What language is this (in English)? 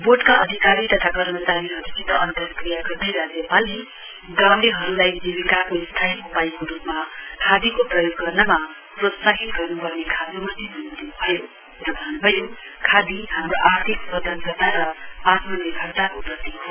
Nepali